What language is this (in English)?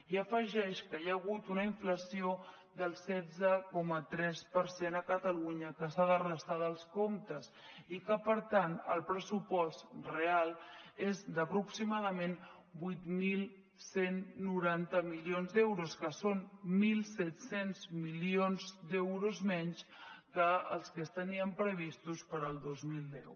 Catalan